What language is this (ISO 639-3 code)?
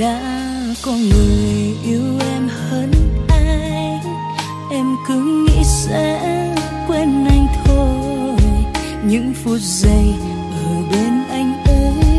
vie